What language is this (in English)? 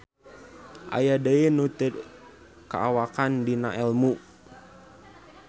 Sundanese